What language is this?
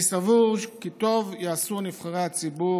Hebrew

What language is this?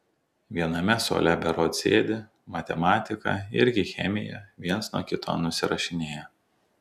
Lithuanian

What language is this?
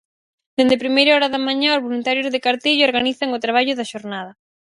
Galician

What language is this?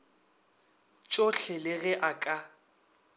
Northern Sotho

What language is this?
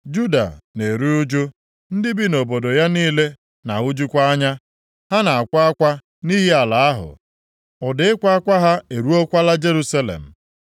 Igbo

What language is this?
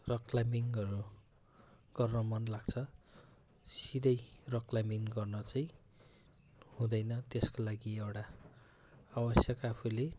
Nepali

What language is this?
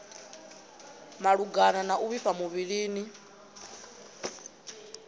Venda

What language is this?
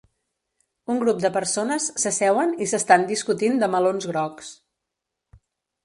Catalan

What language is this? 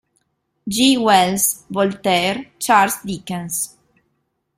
Italian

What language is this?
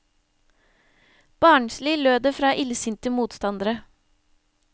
Norwegian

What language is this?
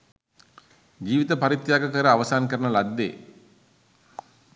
Sinhala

